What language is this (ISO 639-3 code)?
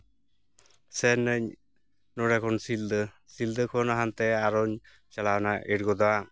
sat